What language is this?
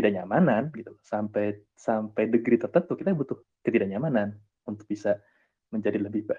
Indonesian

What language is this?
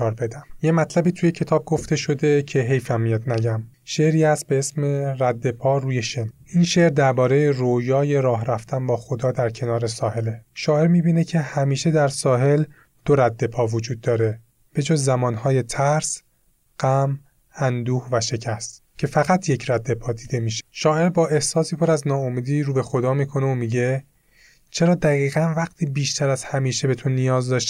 Persian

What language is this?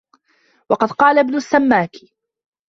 Arabic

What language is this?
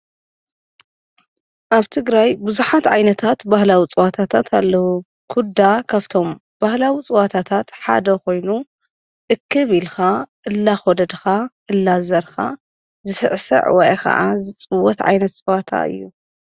Tigrinya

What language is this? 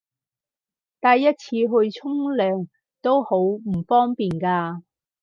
Cantonese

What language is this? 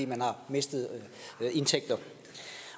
Danish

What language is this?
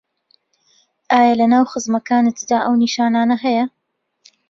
Central Kurdish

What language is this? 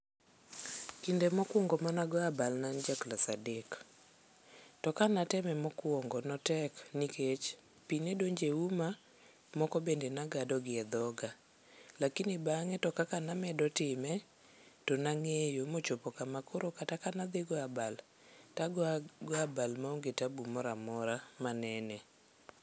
Luo (Kenya and Tanzania)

